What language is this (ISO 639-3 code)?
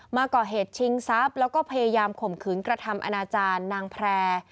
tha